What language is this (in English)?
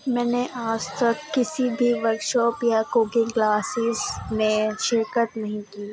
Urdu